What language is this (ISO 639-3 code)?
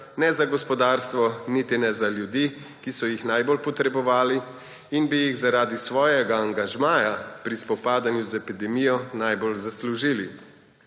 slv